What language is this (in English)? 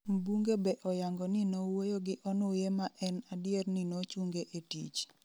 Luo (Kenya and Tanzania)